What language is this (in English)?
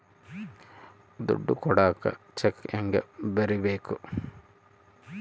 Kannada